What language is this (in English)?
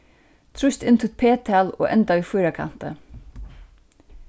Faroese